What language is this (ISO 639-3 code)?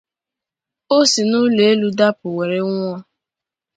ibo